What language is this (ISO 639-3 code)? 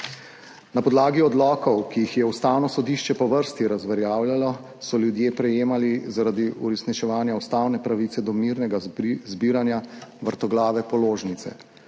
slv